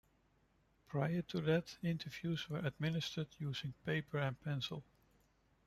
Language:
English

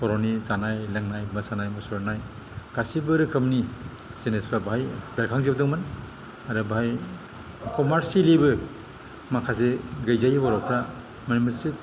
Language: Bodo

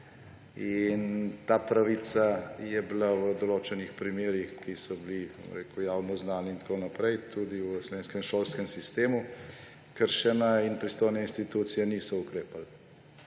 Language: Slovenian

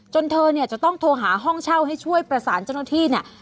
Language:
Thai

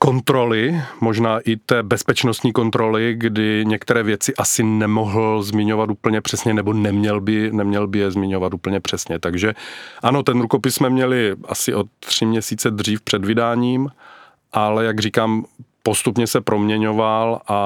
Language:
Czech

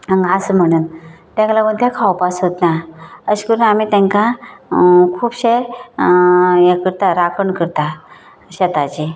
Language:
Konkani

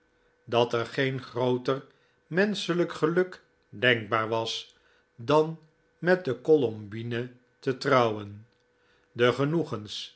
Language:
Dutch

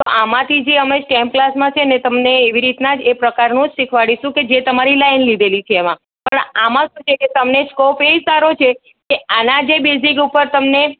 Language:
Gujarati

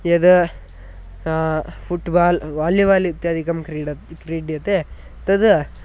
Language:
Sanskrit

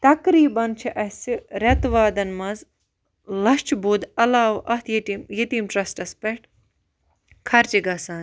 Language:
Kashmiri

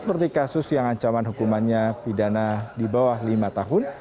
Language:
Indonesian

